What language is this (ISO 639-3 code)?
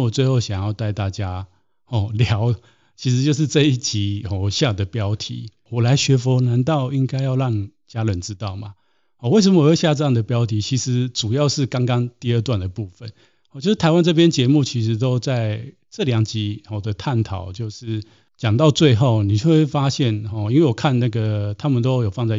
zho